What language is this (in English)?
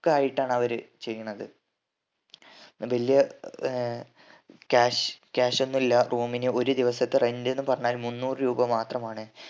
Malayalam